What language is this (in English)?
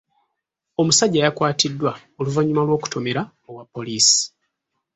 Ganda